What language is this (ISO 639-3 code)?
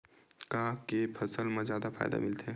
hne